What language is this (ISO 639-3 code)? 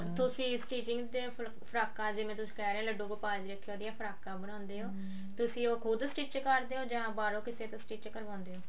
pan